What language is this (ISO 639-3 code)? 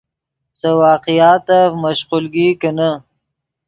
ydg